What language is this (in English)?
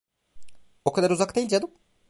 Turkish